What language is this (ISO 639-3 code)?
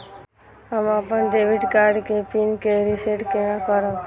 mai